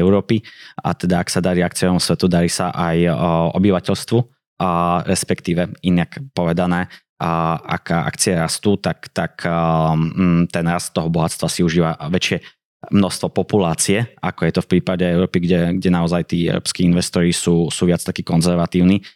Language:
Slovak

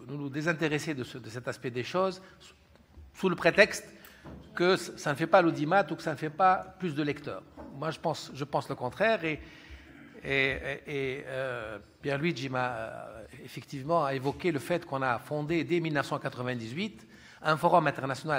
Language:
French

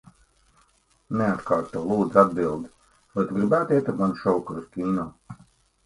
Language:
Latvian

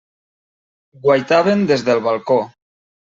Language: Catalan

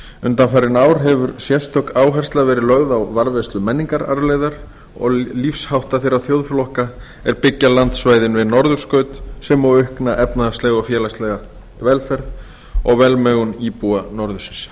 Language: Icelandic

